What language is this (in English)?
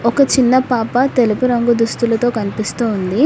Telugu